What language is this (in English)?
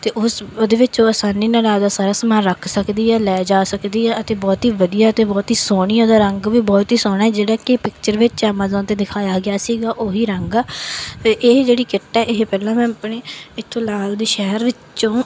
Punjabi